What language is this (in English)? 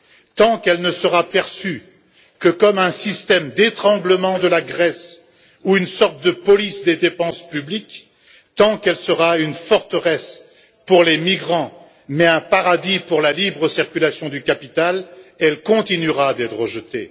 French